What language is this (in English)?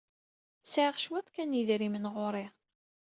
Kabyle